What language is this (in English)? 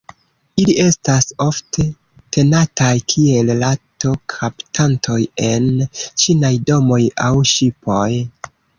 Esperanto